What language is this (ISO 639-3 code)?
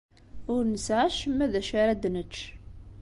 kab